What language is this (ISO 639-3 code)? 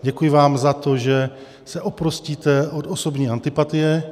ces